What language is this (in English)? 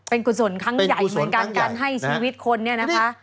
Thai